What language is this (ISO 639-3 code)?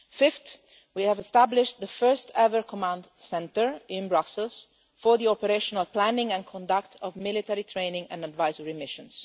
eng